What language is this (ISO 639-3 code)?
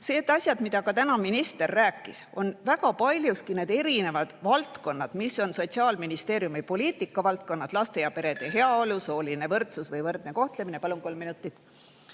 est